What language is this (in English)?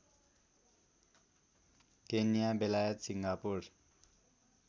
Nepali